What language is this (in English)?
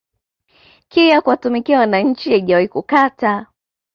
Swahili